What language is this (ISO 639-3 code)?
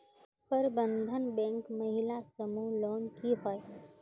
mag